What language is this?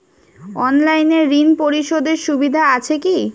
Bangla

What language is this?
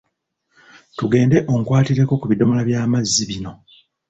Ganda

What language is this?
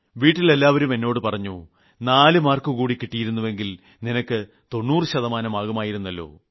Malayalam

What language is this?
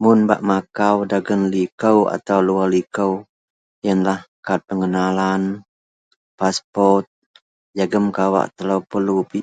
Central Melanau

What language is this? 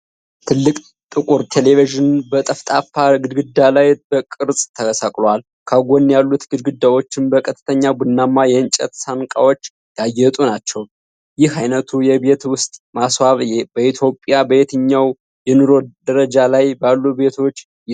Amharic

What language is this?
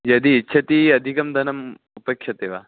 Sanskrit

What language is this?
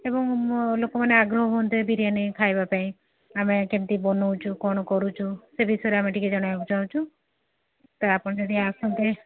Odia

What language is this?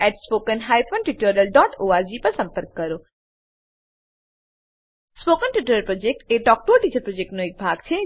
Gujarati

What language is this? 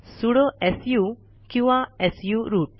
Marathi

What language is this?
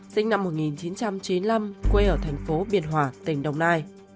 Vietnamese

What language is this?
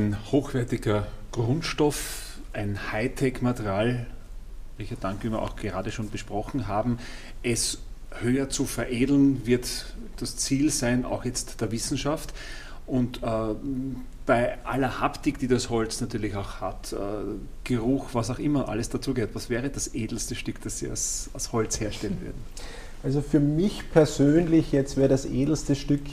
German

